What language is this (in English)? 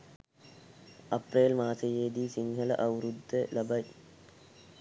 Sinhala